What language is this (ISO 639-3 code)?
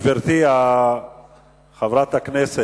heb